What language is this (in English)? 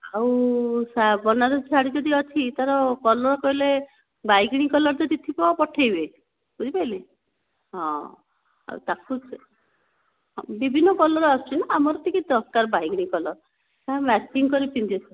Odia